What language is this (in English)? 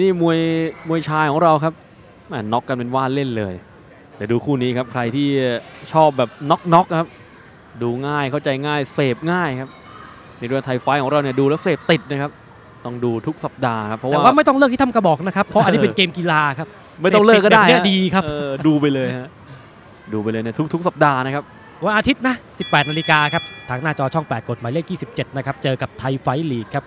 Thai